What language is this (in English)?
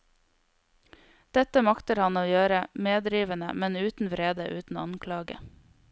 Norwegian